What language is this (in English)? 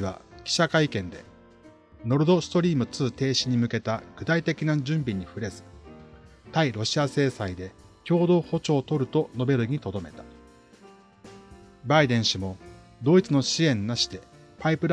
Japanese